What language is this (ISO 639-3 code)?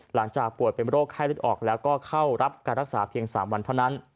tha